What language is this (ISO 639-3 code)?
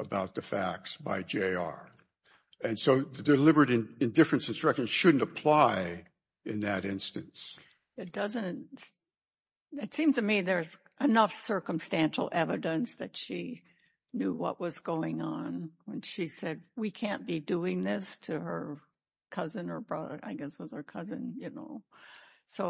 eng